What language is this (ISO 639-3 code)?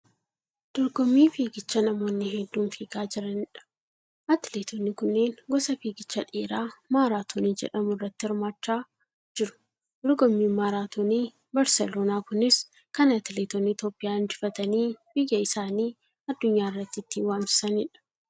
orm